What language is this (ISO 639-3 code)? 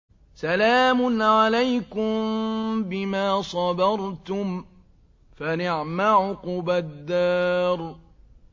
ara